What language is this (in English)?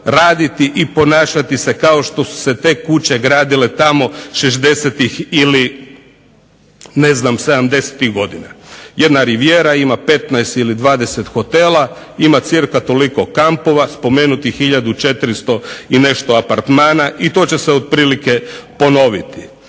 Croatian